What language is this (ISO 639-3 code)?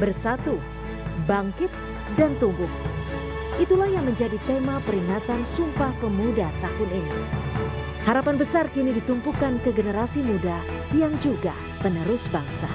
ind